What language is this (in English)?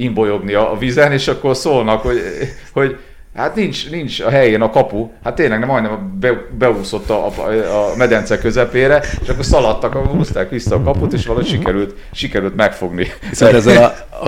Hungarian